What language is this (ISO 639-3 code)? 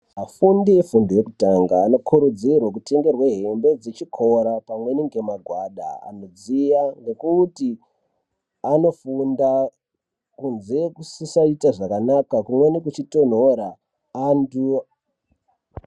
ndc